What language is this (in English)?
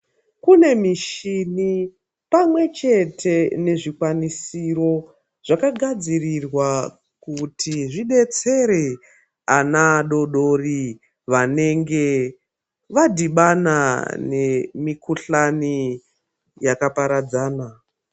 Ndau